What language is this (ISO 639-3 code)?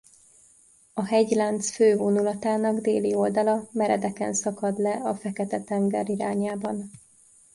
hun